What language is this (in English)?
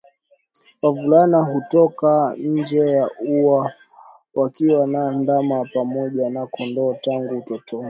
Swahili